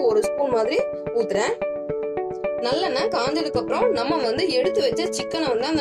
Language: Romanian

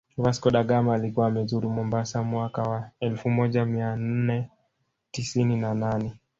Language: Swahili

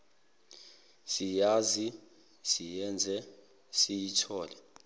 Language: Zulu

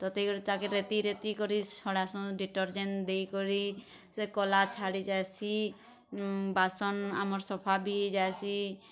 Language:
Odia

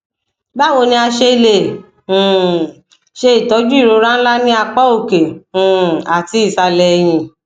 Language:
Yoruba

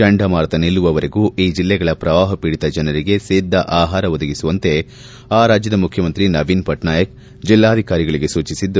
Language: Kannada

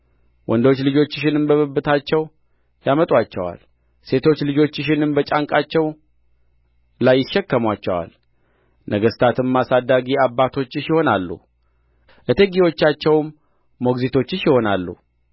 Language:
Amharic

